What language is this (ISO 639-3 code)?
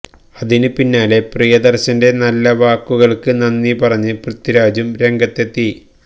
mal